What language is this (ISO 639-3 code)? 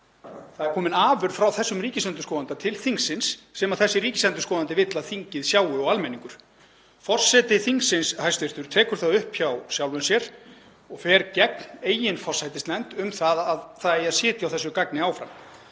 isl